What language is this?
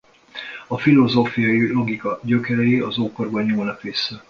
Hungarian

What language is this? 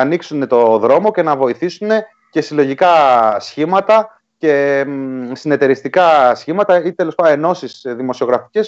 Greek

